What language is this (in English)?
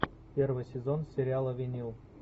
Russian